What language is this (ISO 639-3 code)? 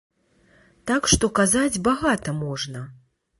bel